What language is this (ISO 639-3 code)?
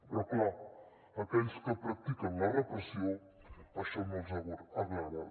cat